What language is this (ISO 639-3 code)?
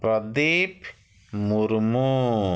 ori